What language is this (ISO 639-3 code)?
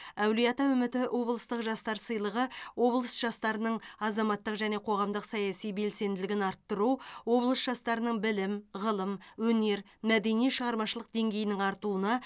kaz